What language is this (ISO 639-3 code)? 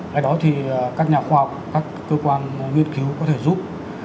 vie